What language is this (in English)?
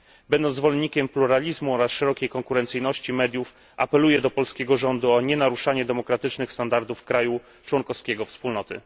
Polish